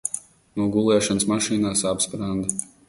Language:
Latvian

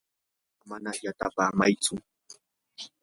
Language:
Yanahuanca Pasco Quechua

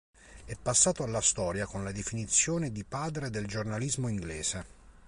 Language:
Italian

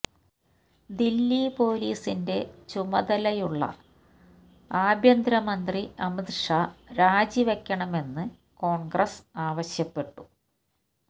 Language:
Malayalam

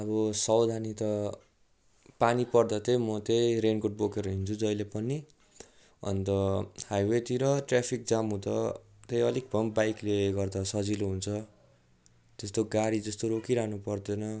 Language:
Nepali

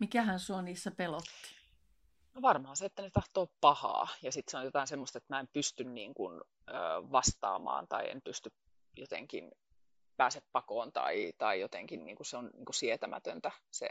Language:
Finnish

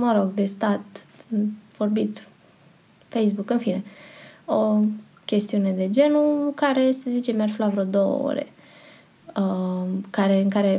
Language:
Romanian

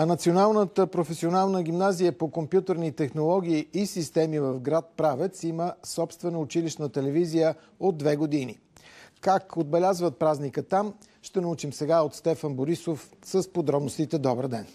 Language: Bulgarian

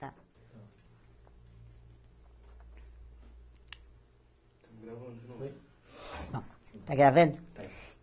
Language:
Portuguese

